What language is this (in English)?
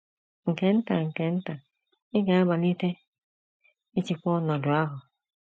Igbo